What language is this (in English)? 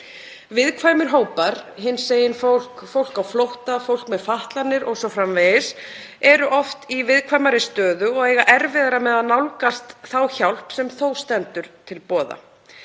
Icelandic